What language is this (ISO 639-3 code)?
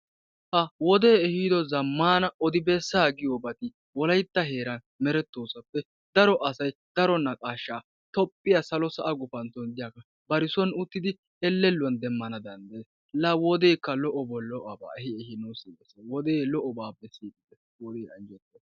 wal